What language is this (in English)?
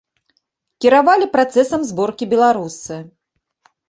Belarusian